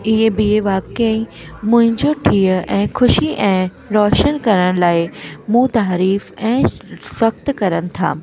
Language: Sindhi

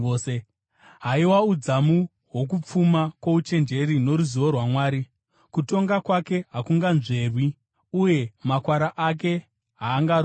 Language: Shona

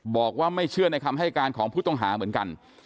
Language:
Thai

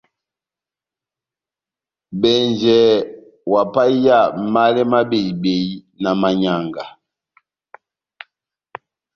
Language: Batanga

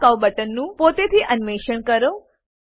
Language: Gujarati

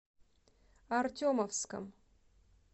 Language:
Russian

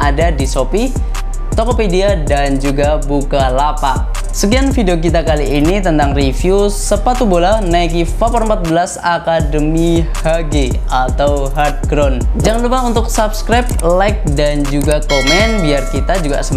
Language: Indonesian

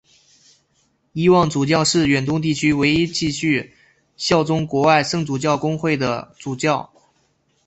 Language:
Chinese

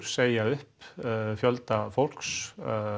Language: Icelandic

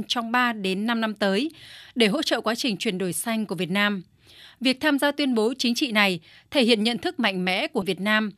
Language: Vietnamese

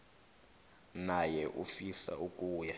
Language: South Ndebele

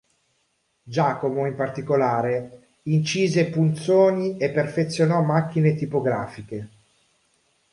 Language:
Italian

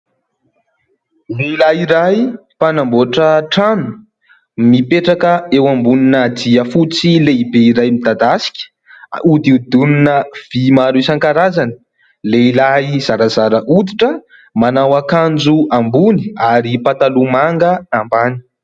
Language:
Malagasy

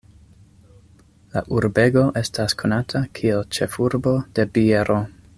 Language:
Esperanto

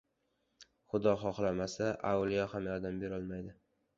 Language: Uzbek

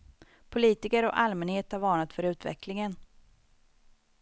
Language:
Swedish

